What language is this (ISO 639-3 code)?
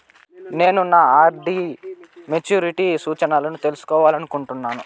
tel